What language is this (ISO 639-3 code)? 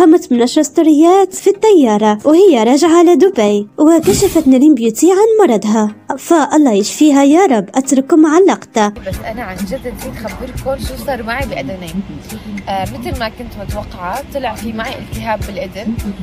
ara